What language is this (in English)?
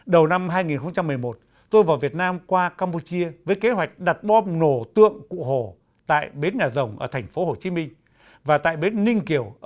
Vietnamese